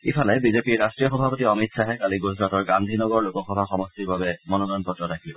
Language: Assamese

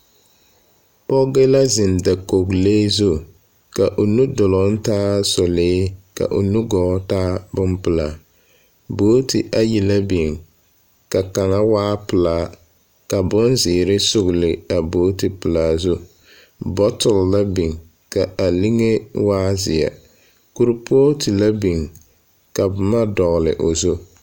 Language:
Southern Dagaare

